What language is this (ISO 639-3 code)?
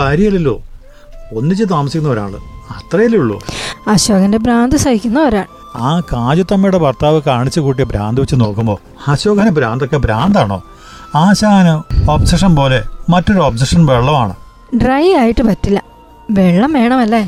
mal